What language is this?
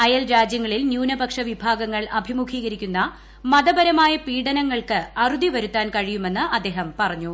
Malayalam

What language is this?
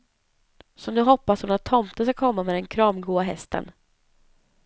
Swedish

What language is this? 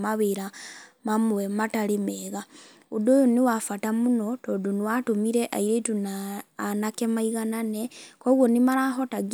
Kikuyu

